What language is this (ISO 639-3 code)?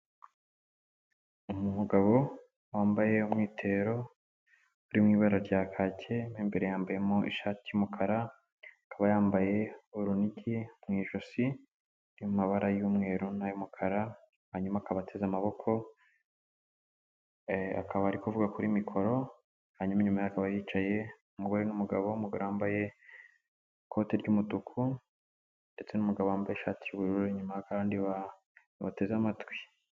kin